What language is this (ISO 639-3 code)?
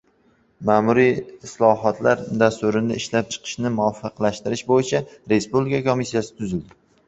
uzb